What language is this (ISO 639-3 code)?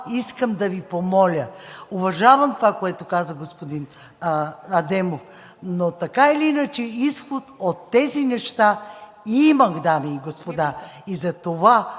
bul